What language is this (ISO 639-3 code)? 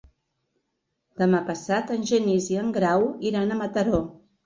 cat